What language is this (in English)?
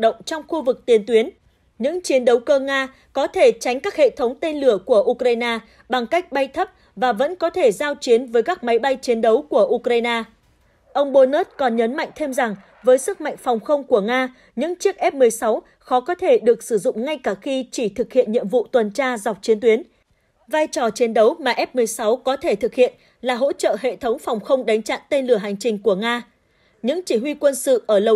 Vietnamese